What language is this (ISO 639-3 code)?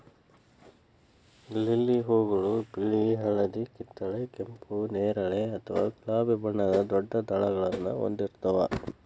kan